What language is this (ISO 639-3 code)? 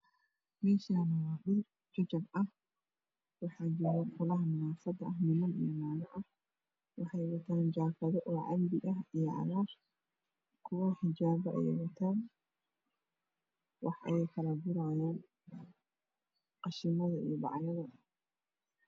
som